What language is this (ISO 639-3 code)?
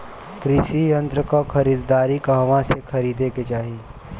bho